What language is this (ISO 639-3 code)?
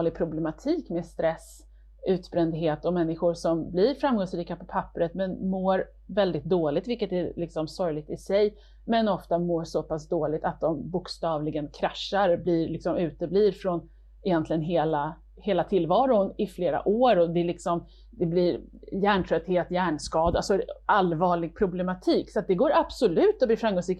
swe